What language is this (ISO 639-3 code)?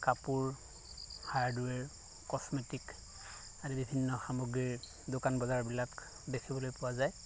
asm